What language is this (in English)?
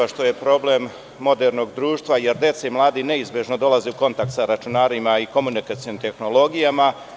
Serbian